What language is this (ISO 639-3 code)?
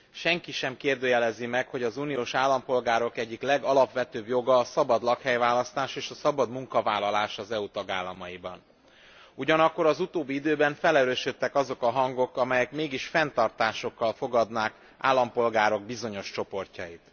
hun